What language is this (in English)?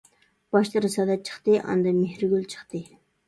Uyghur